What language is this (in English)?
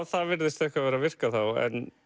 Icelandic